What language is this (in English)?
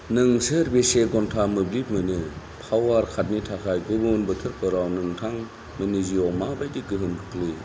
Bodo